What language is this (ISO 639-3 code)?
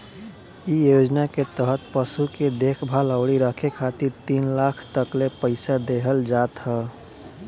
bho